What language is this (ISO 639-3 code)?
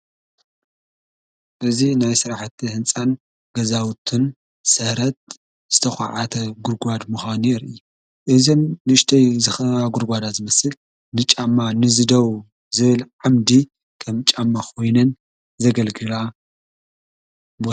tir